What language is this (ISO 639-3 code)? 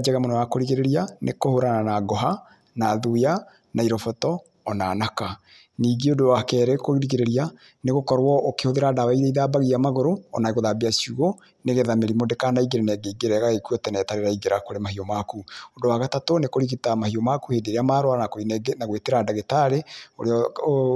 kik